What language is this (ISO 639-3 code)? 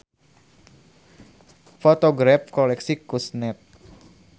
sun